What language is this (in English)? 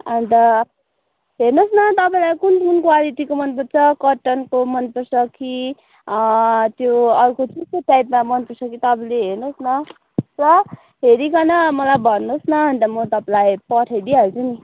Nepali